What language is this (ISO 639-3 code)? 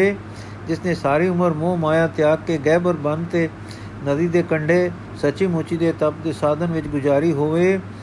pan